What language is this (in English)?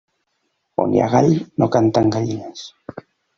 Catalan